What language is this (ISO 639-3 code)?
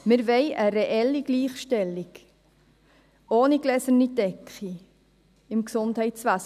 gsw